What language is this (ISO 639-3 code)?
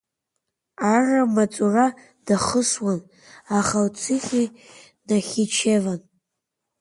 abk